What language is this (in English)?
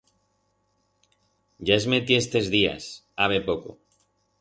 Aragonese